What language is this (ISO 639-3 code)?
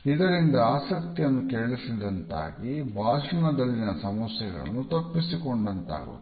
kan